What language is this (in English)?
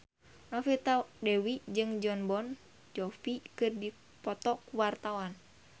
Sundanese